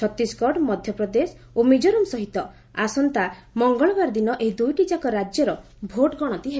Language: Odia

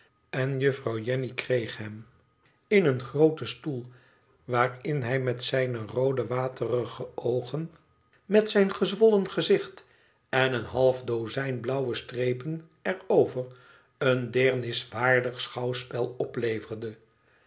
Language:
Dutch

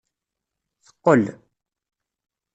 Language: Kabyle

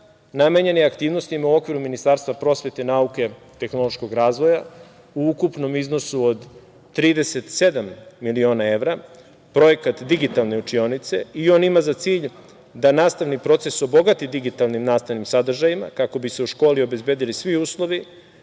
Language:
Serbian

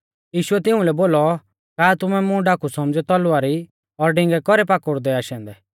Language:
Mahasu Pahari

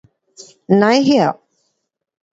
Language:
Pu-Xian Chinese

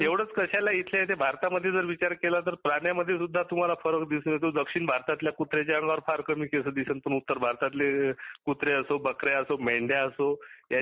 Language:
Marathi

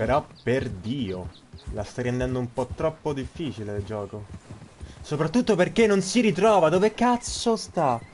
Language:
Italian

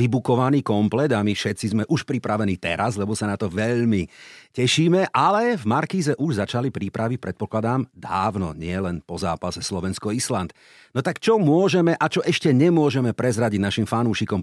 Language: Slovak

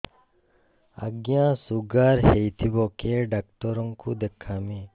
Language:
Odia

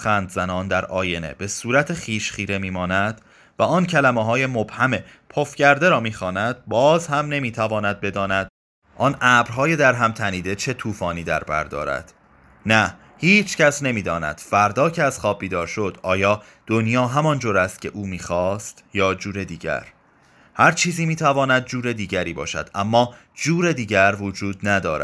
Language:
Persian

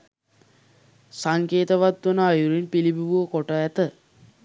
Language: Sinhala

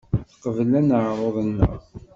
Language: Kabyle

